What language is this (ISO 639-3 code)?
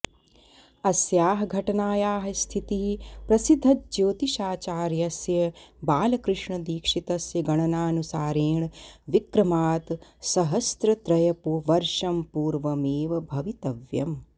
san